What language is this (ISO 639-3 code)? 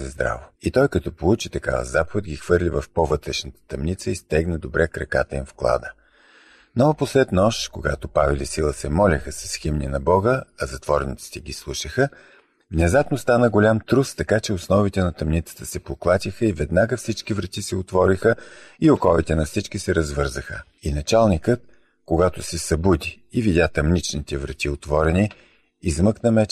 bul